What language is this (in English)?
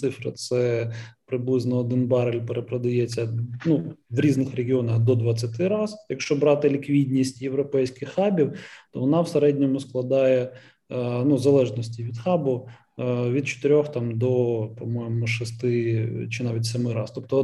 Ukrainian